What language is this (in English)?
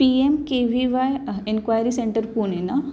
Marathi